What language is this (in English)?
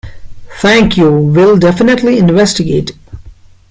English